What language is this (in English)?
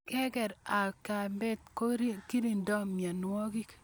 Kalenjin